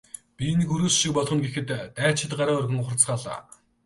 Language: Mongolian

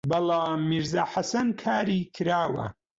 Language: Central Kurdish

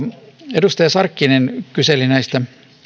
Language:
Finnish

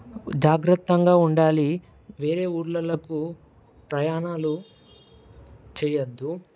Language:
Telugu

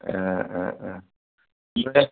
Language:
Bodo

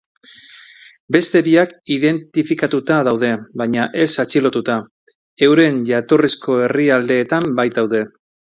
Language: Basque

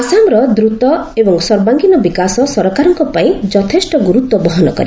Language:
Odia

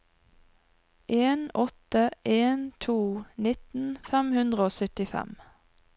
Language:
Norwegian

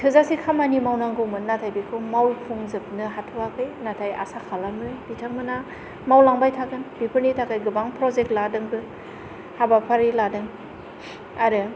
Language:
Bodo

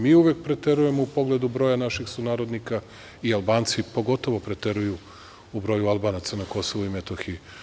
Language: Serbian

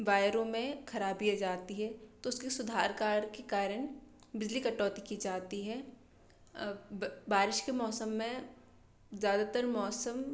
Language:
Hindi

